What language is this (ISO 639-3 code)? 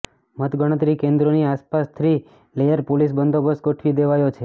guj